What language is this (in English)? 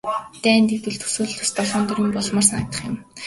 Mongolian